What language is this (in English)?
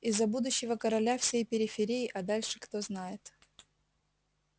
Russian